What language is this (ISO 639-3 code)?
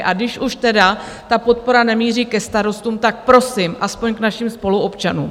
ces